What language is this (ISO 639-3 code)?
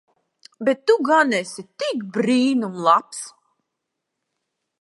lav